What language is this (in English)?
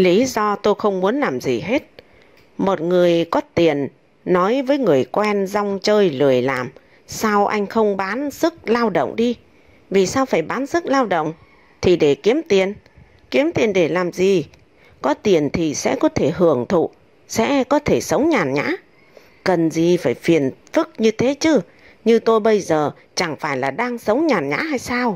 Vietnamese